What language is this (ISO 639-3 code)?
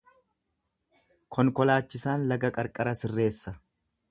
orm